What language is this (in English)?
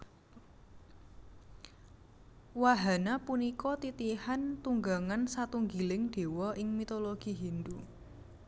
Javanese